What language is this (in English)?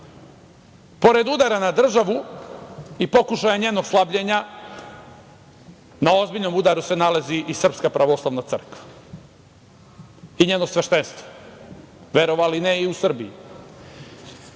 Serbian